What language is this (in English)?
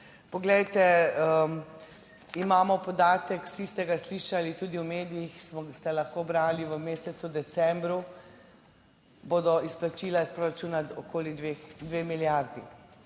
Slovenian